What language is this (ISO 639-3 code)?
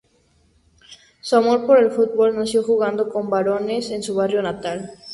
spa